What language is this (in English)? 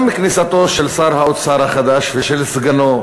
Hebrew